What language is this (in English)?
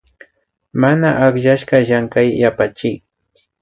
Imbabura Highland Quichua